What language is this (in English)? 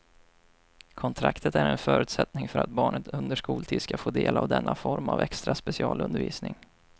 Swedish